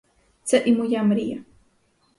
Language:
Ukrainian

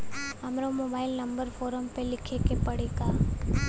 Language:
Bhojpuri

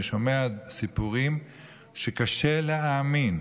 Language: Hebrew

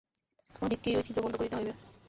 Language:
Bangla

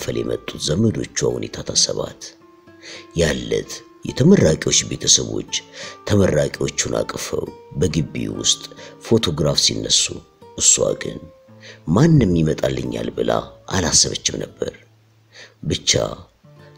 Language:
Arabic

